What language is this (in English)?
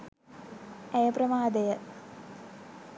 Sinhala